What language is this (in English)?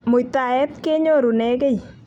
Kalenjin